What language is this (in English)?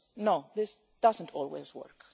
English